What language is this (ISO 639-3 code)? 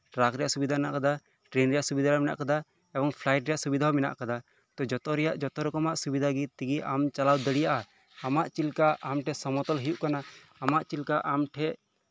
sat